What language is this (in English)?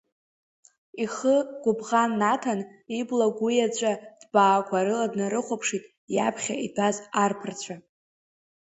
Abkhazian